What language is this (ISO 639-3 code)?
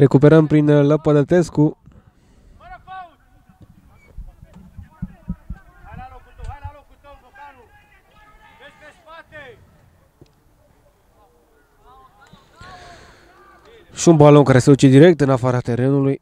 ron